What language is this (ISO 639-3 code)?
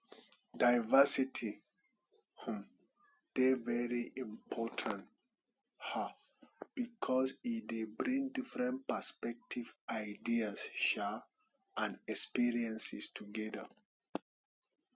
pcm